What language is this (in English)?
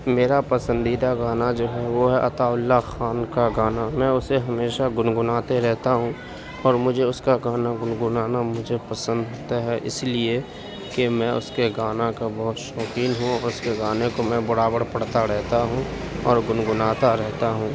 Urdu